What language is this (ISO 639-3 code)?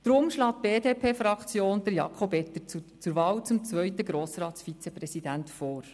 gsw